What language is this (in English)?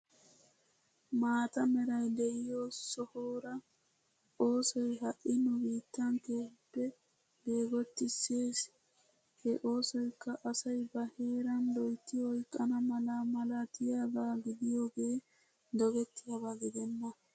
Wolaytta